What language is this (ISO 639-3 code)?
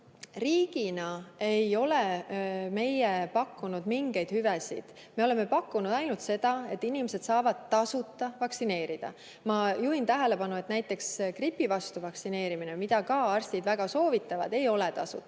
est